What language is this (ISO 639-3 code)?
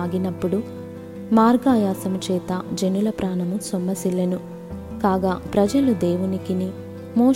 tel